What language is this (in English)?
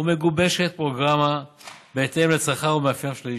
Hebrew